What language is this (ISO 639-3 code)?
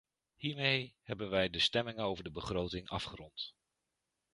nld